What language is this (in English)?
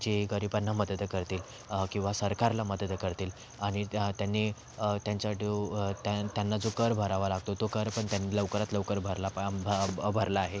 Marathi